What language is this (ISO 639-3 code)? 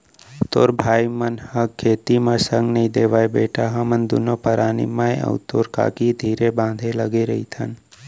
hne